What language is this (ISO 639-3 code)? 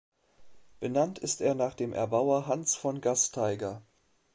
deu